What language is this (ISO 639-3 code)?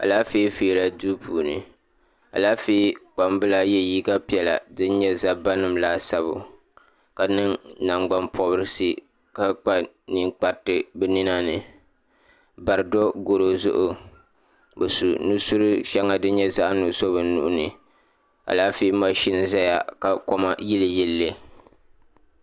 dag